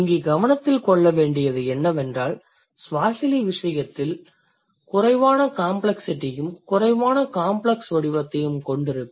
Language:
Tamil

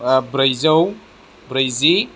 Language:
Bodo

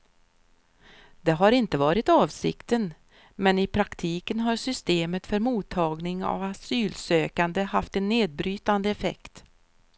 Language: Swedish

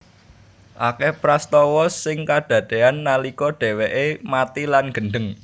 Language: Javanese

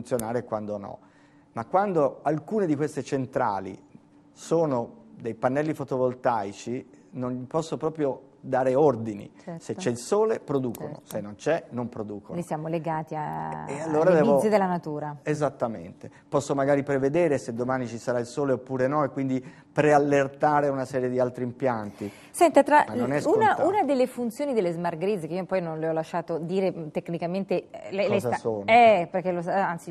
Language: Italian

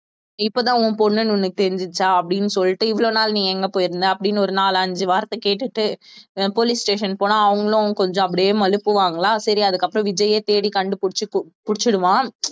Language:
Tamil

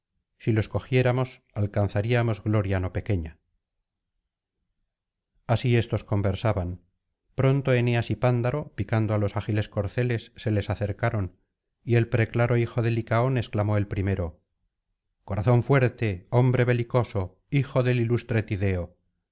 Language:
Spanish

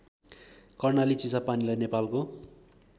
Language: Nepali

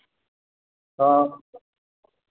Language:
Santali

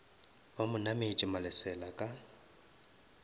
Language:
Northern Sotho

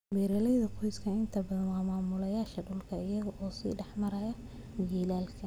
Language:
Somali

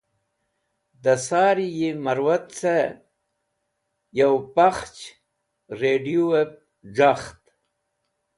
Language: Wakhi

